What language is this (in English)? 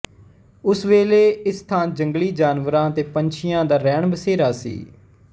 Punjabi